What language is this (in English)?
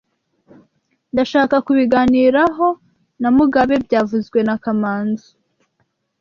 Kinyarwanda